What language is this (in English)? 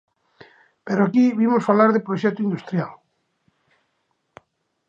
Galician